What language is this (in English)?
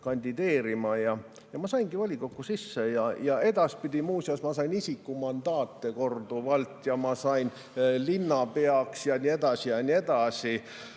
Estonian